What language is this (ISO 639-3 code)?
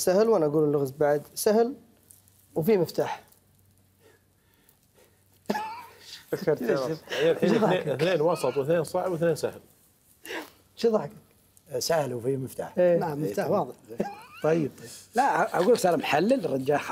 ara